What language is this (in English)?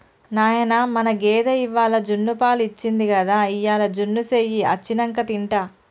Telugu